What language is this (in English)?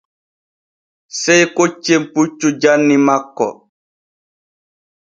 Borgu Fulfulde